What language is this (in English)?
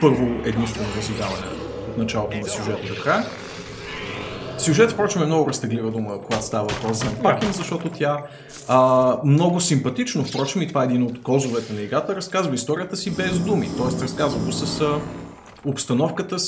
Bulgarian